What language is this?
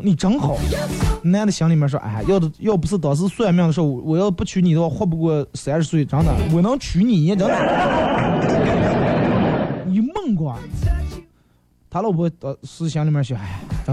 Chinese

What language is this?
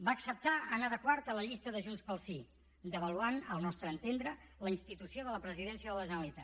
Catalan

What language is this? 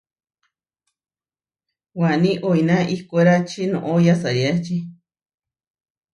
Huarijio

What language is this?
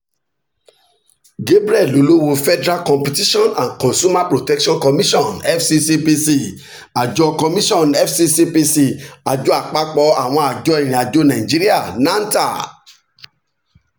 Yoruba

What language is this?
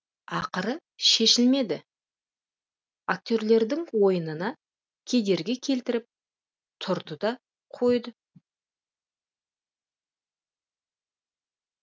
Kazakh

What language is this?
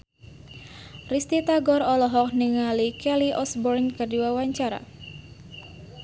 Sundanese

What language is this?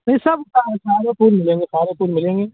Urdu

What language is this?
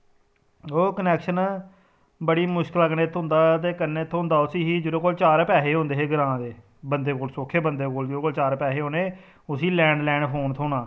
Dogri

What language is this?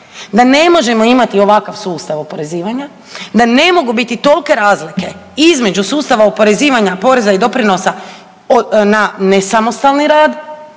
Croatian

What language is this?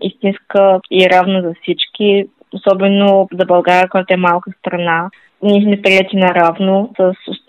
Bulgarian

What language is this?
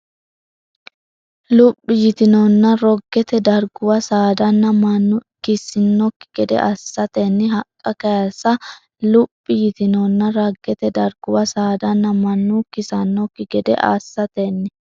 Sidamo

